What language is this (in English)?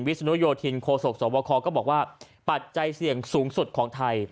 Thai